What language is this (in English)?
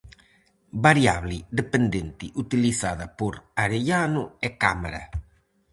Galician